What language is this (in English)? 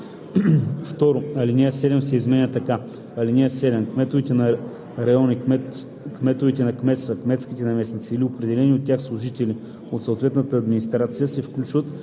Bulgarian